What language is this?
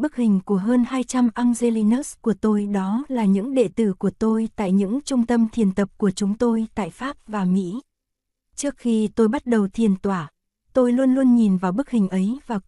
Vietnamese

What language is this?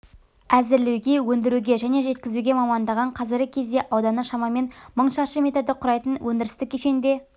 Kazakh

